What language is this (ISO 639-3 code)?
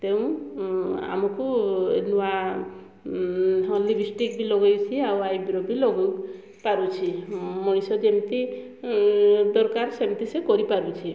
ori